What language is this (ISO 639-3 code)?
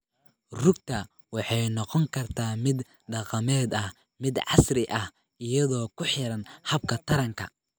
som